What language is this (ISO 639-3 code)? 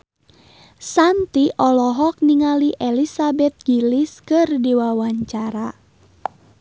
sun